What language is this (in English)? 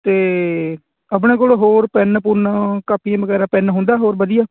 Punjabi